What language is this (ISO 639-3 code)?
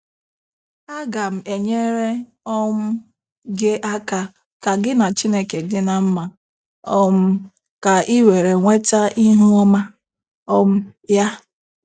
ibo